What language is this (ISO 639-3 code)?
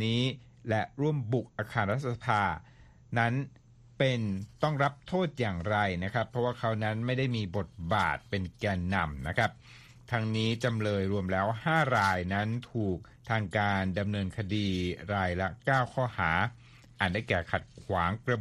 tha